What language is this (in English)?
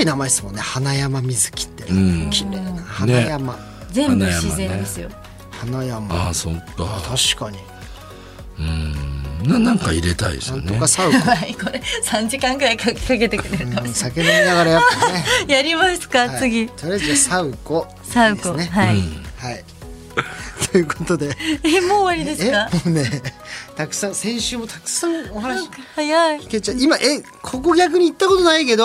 Japanese